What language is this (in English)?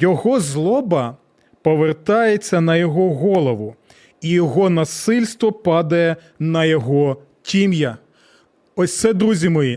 Ukrainian